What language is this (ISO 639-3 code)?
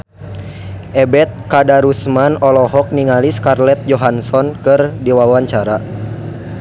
sun